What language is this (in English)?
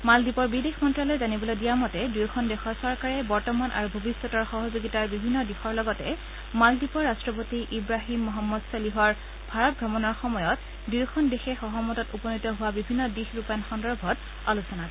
Assamese